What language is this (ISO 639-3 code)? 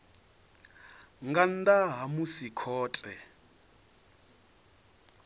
ven